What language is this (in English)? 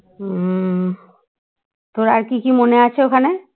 Bangla